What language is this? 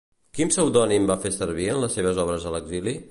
Catalan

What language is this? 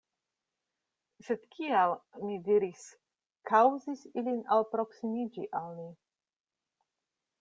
Esperanto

